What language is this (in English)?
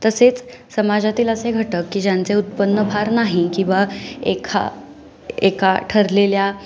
Marathi